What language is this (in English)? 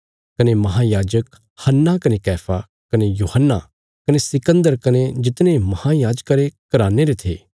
Bilaspuri